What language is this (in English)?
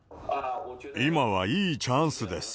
Japanese